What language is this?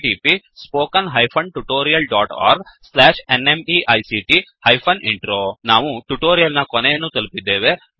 Kannada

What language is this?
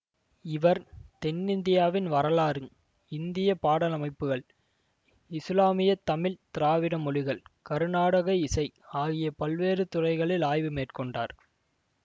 Tamil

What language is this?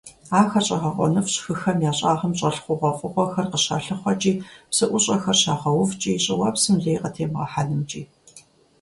Kabardian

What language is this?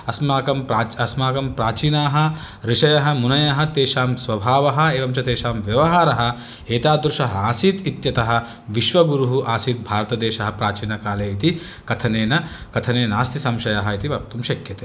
Sanskrit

